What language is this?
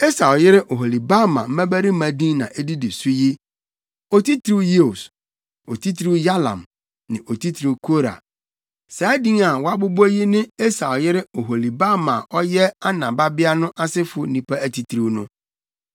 Akan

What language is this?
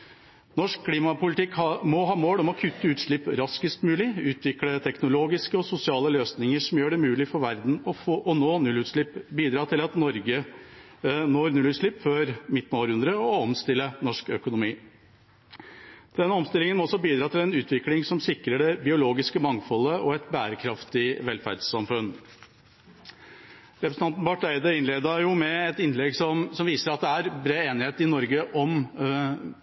Norwegian Bokmål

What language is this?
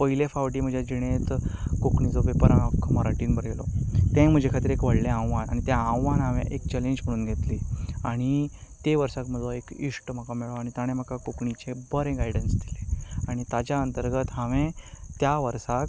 Konkani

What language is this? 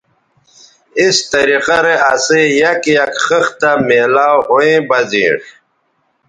Bateri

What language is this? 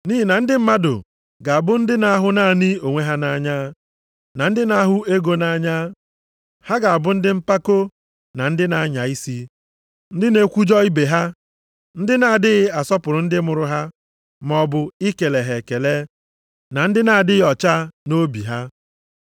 Igbo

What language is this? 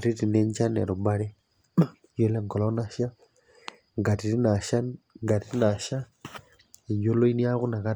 Masai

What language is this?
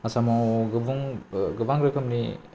Bodo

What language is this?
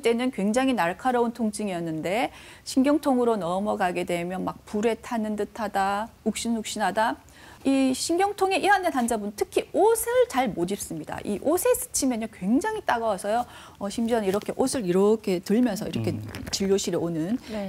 Korean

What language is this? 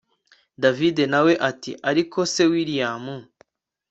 Kinyarwanda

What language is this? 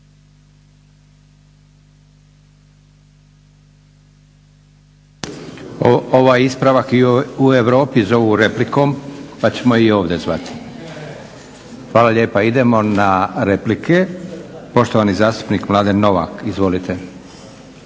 Croatian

